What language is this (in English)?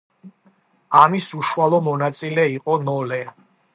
Georgian